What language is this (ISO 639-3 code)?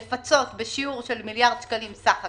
heb